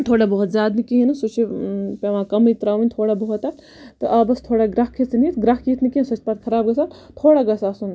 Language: Kashmiri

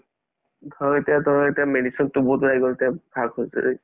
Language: Assamese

